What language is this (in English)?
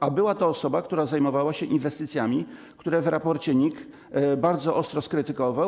Polish